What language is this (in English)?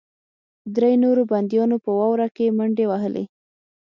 Pashto